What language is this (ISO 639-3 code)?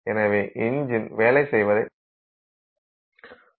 tam